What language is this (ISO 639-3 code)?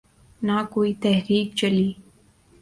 urd